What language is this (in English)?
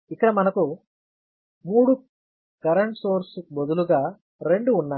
Telugu